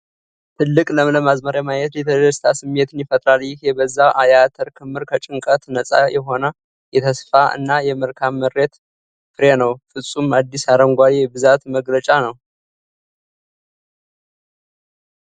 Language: Amharic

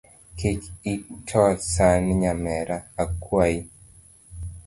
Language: Luo (Kenya and Tanzania)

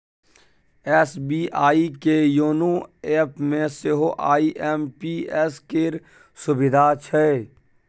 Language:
Maithili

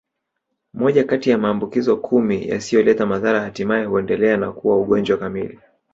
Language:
Swahili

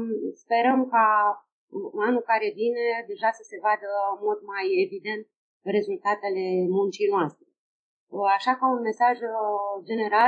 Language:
Romanian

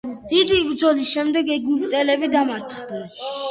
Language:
Georgian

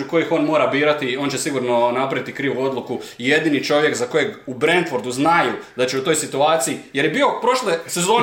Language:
Croatian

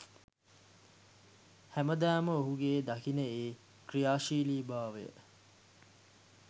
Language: Sinhala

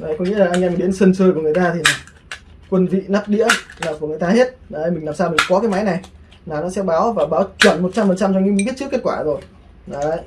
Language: Vietnamese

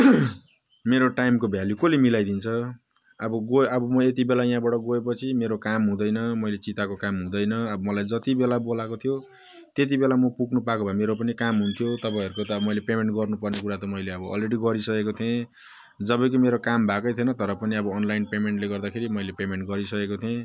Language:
Nepali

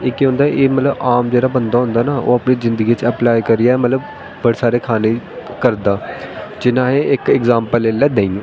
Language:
Dogri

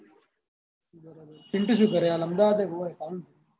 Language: Gujarati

